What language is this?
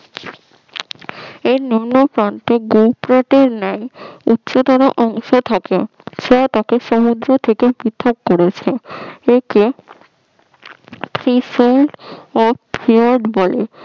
Bangla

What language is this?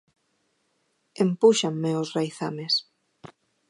Galician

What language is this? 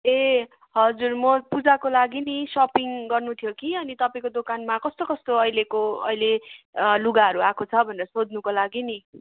Nepali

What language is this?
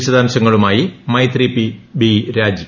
Malayalam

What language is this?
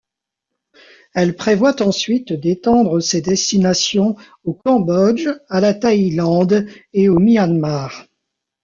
French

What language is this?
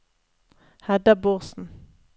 Norwegian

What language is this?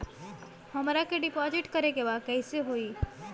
Bhojpuri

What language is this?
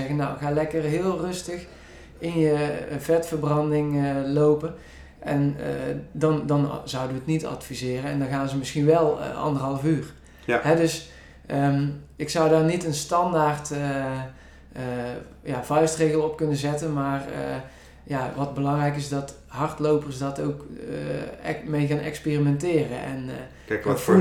Dutch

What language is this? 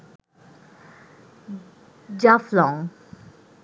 Bangla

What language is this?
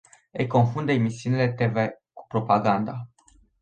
Romanian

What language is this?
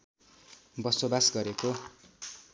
Nepali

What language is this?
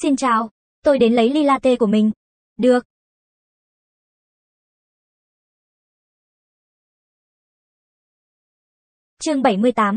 Vietnamese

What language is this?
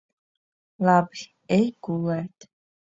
Latvian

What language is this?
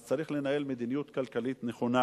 Hebrew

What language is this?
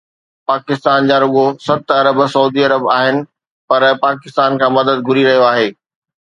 Sindhi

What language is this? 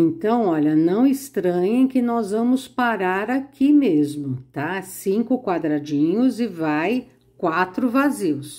Portuguese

